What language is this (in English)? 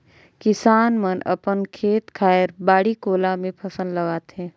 Chhattisgarhi